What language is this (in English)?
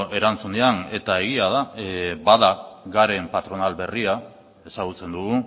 Basque